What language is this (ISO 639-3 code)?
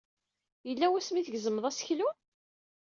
kab